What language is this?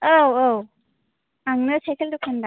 Bodo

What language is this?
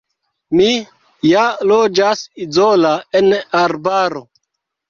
Esperanto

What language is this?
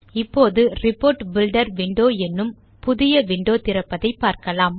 Tamil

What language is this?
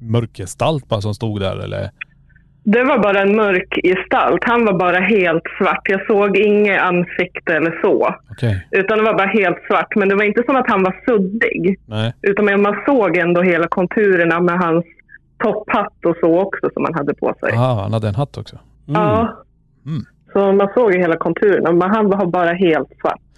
Swedish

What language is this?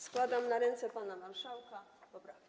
Polish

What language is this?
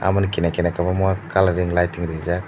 Kok Borok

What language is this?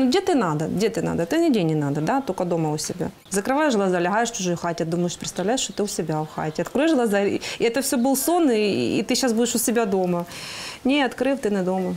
Ukrainian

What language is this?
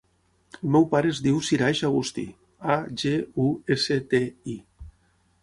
Catalan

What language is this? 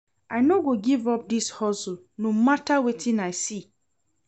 Nigerian Pidgin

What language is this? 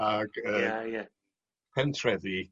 Welsh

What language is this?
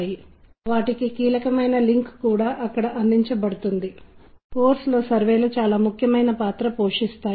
Telugu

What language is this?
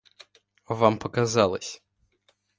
Russian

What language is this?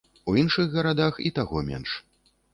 Belarusian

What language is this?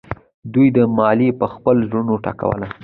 Pashto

